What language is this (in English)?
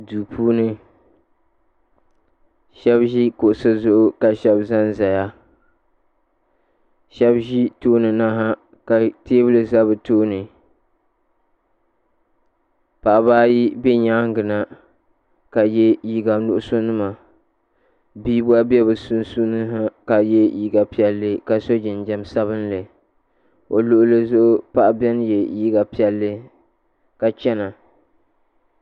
Dagbani